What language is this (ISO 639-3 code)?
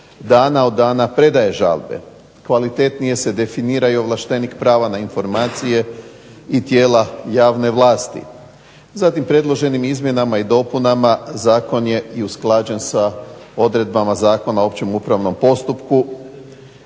hrv